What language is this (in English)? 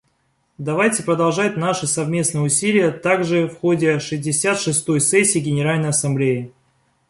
Russian